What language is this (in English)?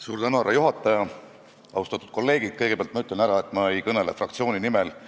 Estonian